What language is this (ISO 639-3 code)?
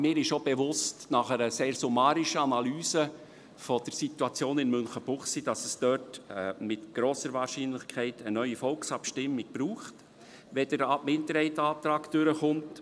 gsw